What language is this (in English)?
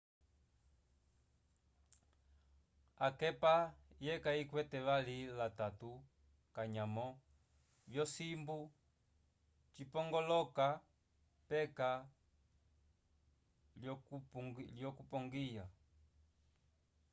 Umbundu